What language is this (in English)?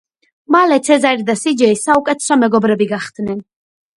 Georgian